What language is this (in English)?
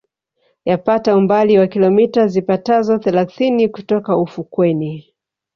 Swahili